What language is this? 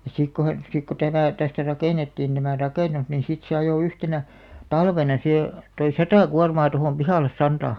Finnish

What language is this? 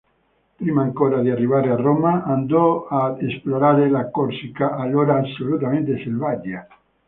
Italian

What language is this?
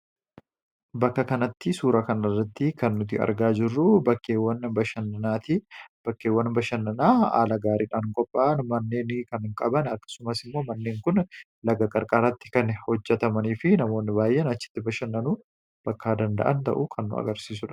Oromo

